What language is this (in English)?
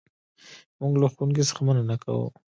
Pashto